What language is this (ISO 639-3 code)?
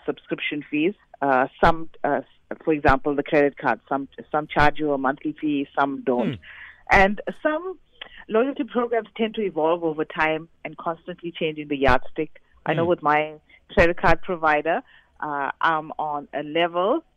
eng